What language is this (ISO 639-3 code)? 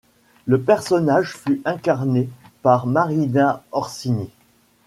fra